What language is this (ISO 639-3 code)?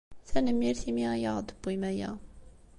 kab